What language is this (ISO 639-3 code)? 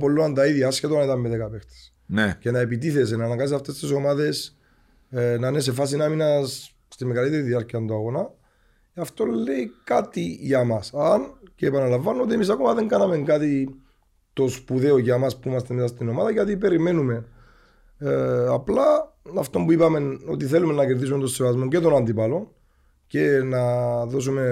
ell